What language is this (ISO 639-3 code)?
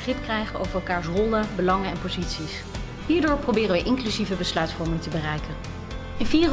nld